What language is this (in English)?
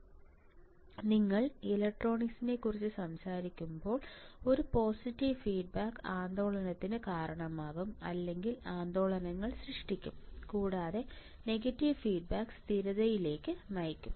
Malayalam